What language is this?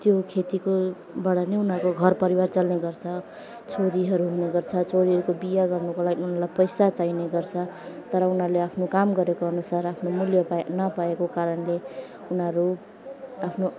Nepali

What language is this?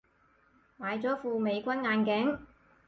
Cantonese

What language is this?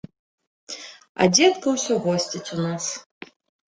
Belarusian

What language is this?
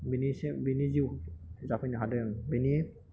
Bodo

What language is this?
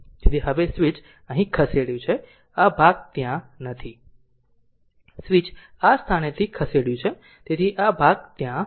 Gujarati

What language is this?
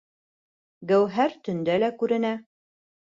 Bashkir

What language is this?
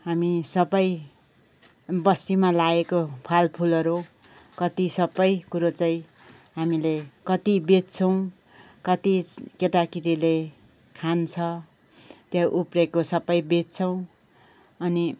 Nepali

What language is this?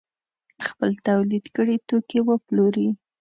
Pashto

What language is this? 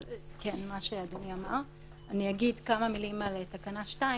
Hebrew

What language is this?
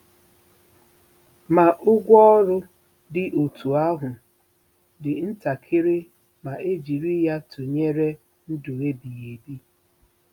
Igbo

